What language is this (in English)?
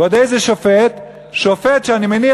Hebrew